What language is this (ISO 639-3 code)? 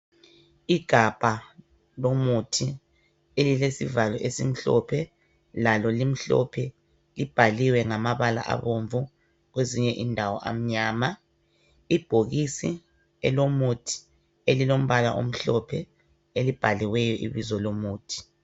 nde